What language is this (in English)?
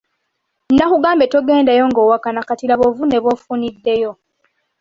Ganda